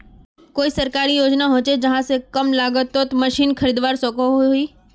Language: Magahi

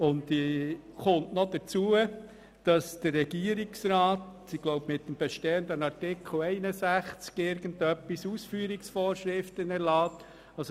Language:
Swiss German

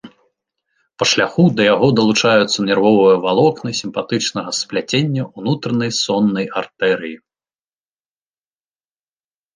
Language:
Belarusian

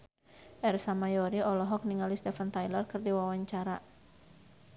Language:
Sundanese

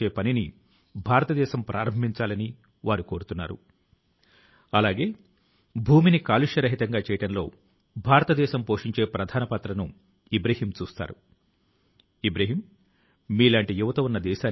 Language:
Telugu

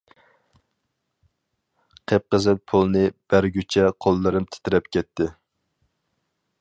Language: Uyghur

